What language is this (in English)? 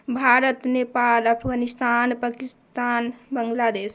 Maithili